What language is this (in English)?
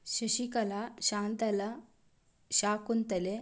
Kannada